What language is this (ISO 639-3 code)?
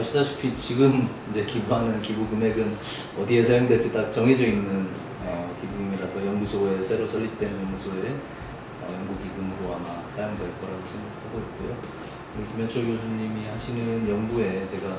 kor